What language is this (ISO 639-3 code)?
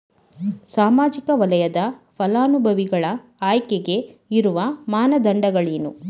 kan